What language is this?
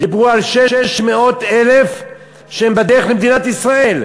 Hebrew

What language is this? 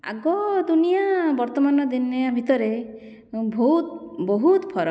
Odia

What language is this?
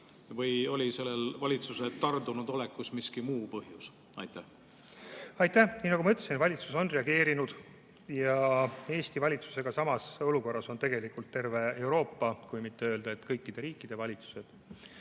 Estonian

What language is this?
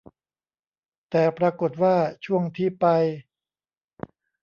Thai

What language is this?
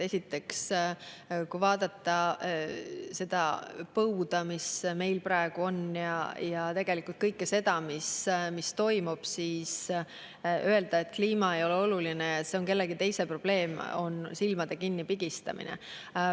Estonian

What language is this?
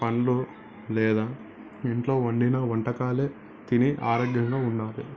Telugu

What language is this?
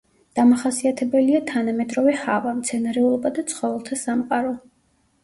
Georgian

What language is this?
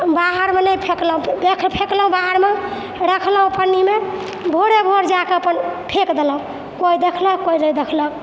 Maithili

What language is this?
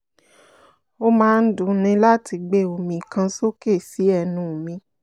Yoruba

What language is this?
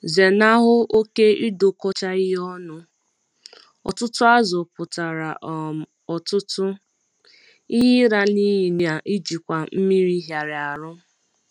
Igbo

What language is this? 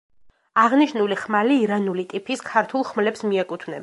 Georgian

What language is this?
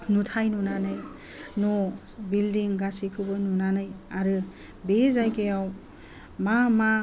Bodo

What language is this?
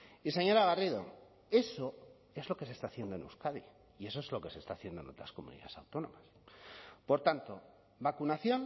Spanish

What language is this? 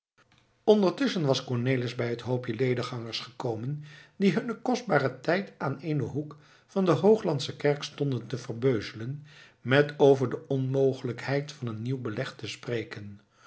Dutch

